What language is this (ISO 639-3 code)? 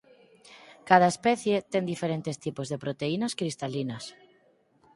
glg